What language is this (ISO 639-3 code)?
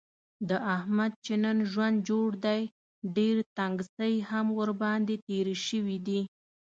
pus